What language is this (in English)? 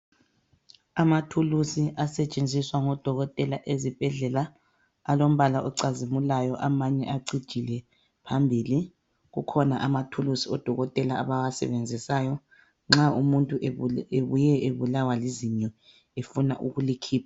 North Ndebele